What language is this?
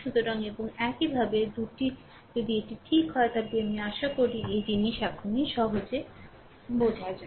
Bangla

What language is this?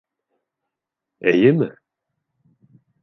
Bashkir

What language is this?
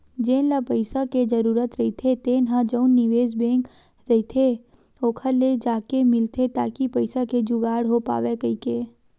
Chhattisgarhi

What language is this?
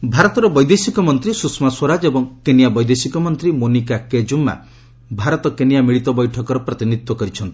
Odia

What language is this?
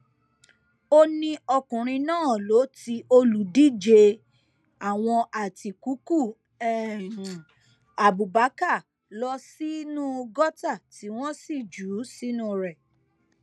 Yoruba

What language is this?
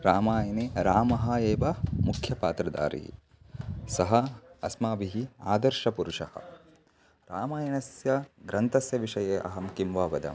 Sanskrit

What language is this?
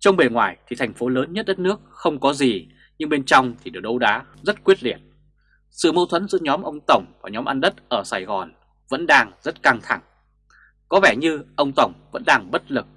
Vietnamese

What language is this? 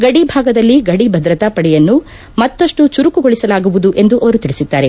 Kannada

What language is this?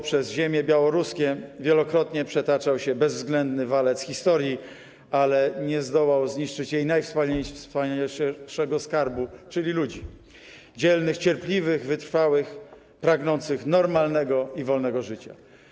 Polish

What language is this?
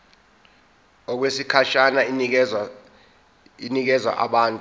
Zulu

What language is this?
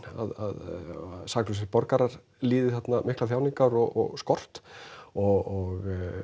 Icelandic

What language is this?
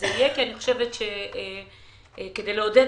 Hebrew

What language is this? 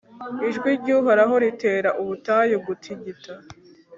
Kinyarwanda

